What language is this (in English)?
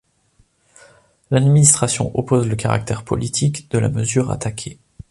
French